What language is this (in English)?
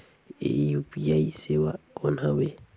Chhattisgarhi